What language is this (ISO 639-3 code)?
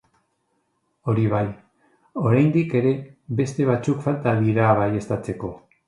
eus